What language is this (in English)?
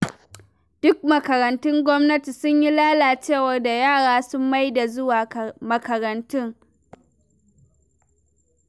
Hausa